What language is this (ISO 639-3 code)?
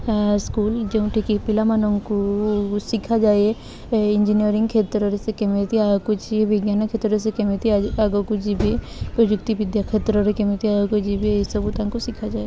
ori